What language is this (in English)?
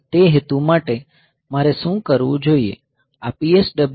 Gujarati